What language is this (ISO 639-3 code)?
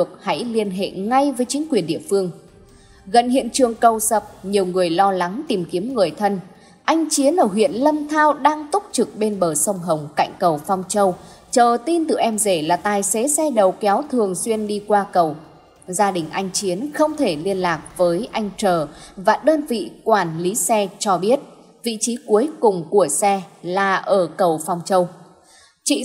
vie